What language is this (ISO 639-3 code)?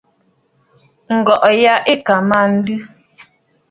bfd